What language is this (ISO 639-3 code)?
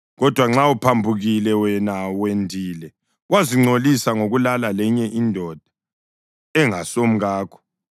nde